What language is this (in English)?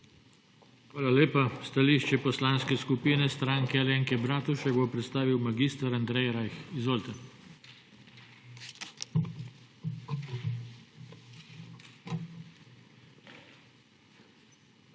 Slovenian